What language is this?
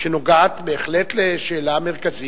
Hebrew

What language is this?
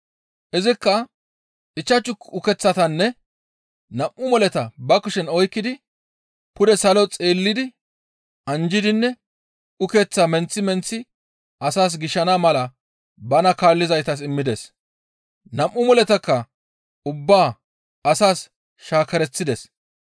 Gamo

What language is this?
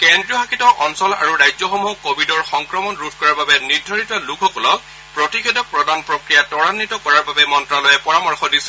Assamese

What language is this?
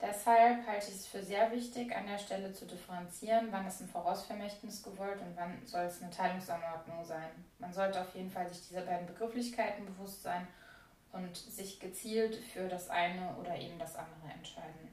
German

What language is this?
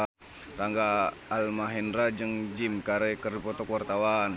Sundanese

